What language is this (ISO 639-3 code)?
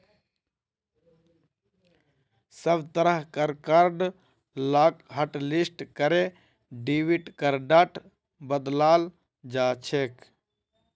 mag